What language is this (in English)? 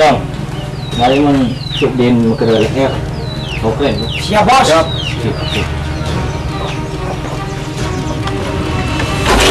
Indonesian